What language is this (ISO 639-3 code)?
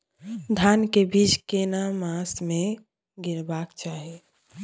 mai